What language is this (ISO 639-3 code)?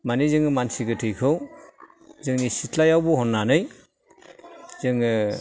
brx